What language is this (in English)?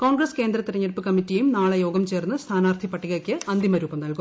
Malayalam